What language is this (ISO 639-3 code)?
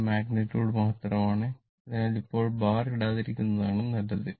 mal